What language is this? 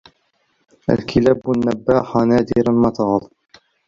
Arabic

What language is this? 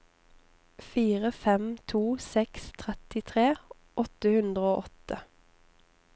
Norwegian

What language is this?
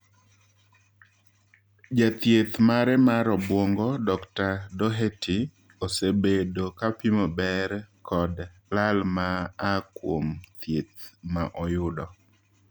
Luo (Kenya and Tanzania)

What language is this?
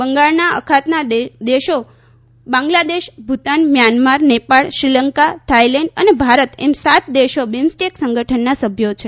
Gujarati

